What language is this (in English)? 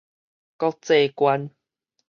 Min Nan Chinese